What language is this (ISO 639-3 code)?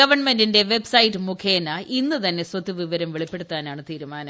mal